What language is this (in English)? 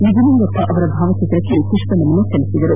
Kannada